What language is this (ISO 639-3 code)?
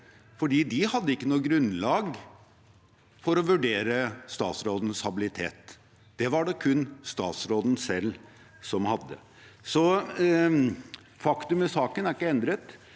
nor